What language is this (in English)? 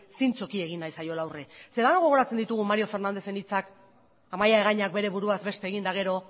Basque